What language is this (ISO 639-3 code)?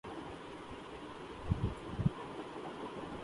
urd